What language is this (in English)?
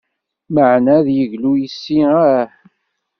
Kabyle